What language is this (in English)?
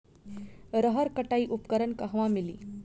Bhojpuri